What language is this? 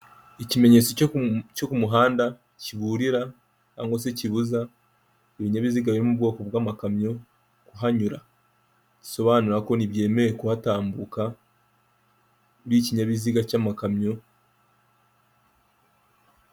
Kinyarwanda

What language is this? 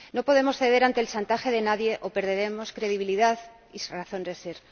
Spanish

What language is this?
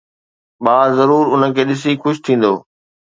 Sindhi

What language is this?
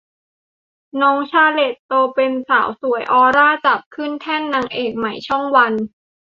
Thai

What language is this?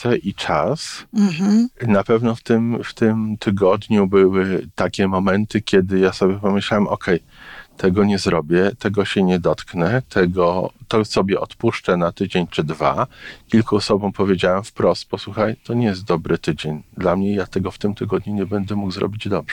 Polish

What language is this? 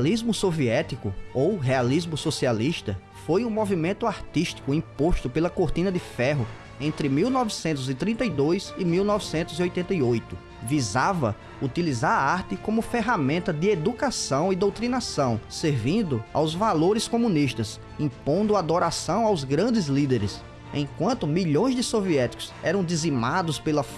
Portuguese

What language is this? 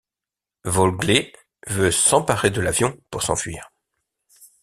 French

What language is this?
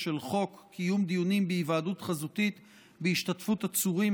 Hebrew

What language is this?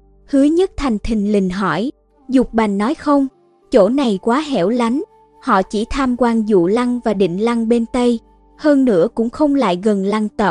Vietnamese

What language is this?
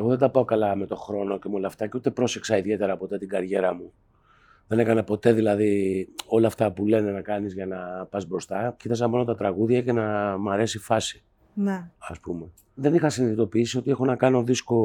Greek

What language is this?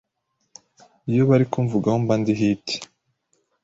Kinyarwanda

